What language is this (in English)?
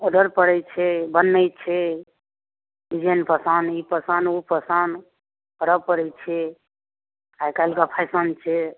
Maithili